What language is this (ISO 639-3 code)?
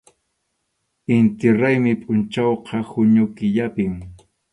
qxu